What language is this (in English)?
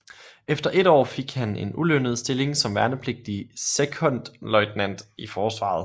Danish